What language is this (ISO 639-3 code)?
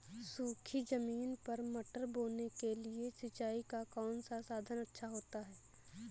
hin